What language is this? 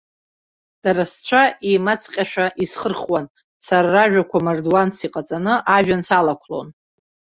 Abkhazian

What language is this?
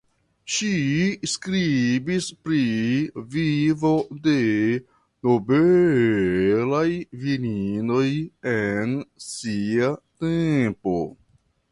Esperanto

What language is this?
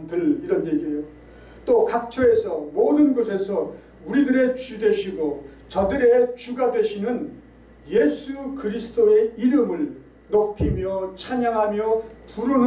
Korean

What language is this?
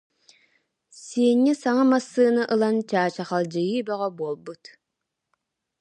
Yakut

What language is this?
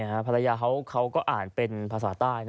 Thai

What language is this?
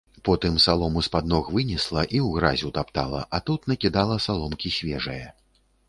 Belarusian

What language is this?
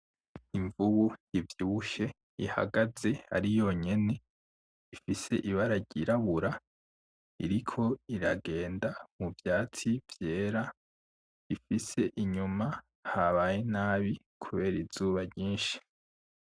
Rundi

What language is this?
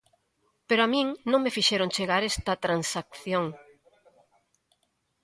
Galician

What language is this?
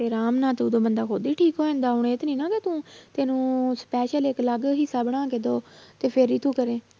Punjabi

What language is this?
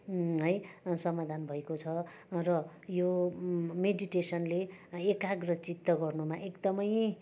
Nepali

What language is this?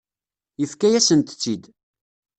Kabyle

